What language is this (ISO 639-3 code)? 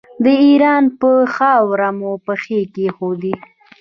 pus